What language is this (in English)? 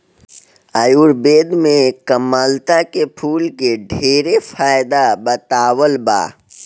Bhojpuri